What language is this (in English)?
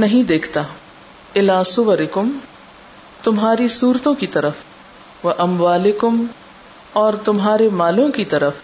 Urdu